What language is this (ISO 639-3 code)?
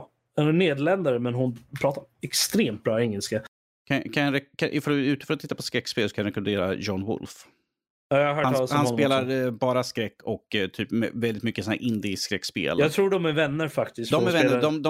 swe